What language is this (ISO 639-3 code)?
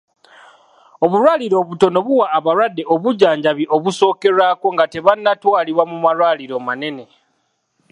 lug